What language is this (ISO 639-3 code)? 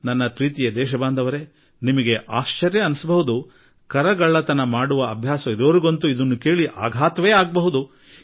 kan